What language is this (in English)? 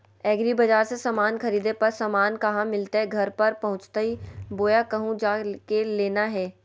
Magahi